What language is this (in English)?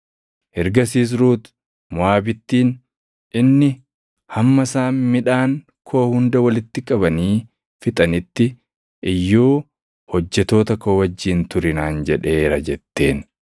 Oromo